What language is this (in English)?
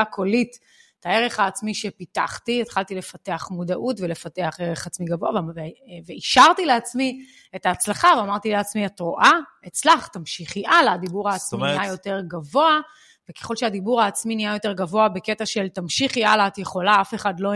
Hebrew